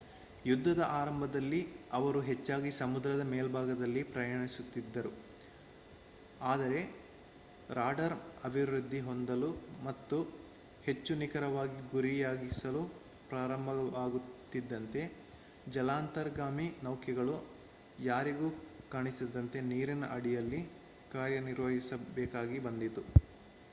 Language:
Kannada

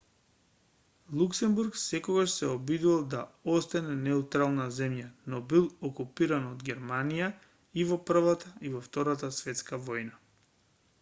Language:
Macedonian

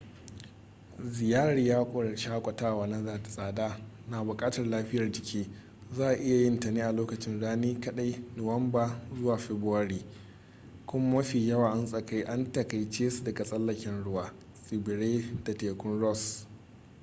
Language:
Hausa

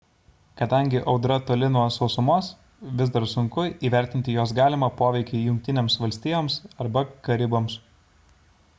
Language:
Lithuanian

